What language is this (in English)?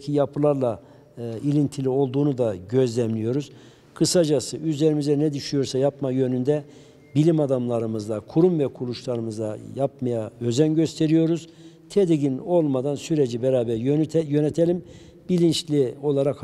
Turkish